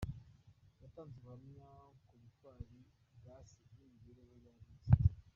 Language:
Kinyarwanda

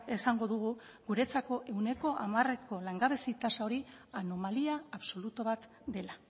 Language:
Basque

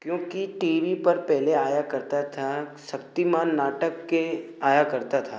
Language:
Hindi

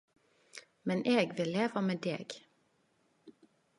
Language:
Norwegian Nynorsk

